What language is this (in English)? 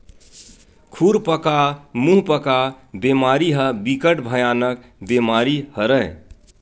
Chhattisgarhi